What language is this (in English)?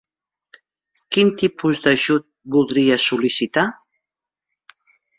Catalan